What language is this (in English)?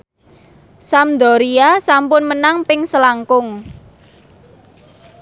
Javanese